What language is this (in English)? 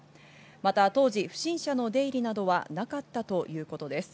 Japanese